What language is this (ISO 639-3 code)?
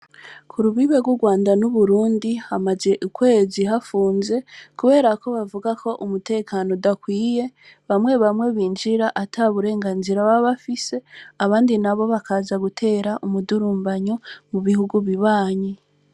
run